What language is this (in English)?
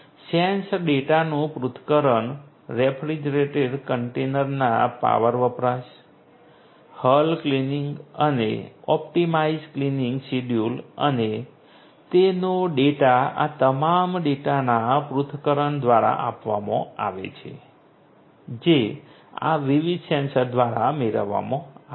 Gujarati